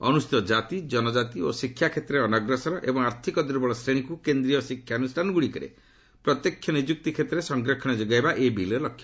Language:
Odia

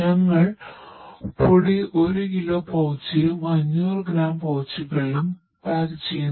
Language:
Malayalam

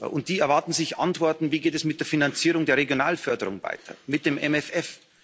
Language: German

